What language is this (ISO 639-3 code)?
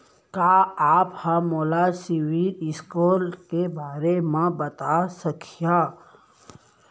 hne